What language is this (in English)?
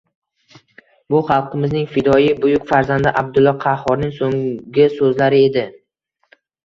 Uzbek